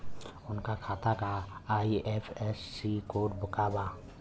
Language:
Bhojpuri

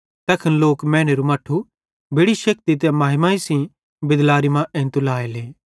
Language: Bhadrawahi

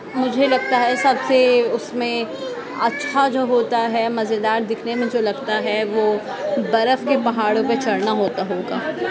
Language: Urdu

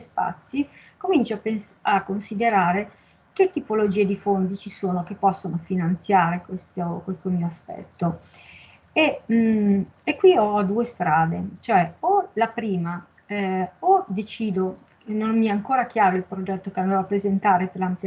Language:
Italian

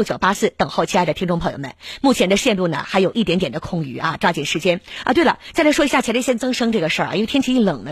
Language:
Chinese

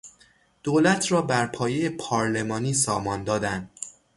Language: Persian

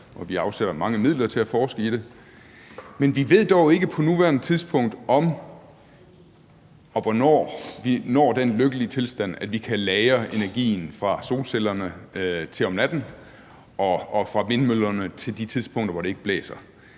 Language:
Danish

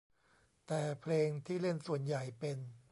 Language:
Thai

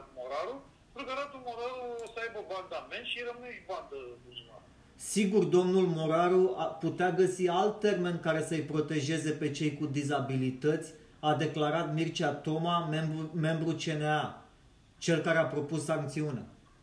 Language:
Romanian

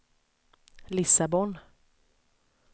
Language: Swedish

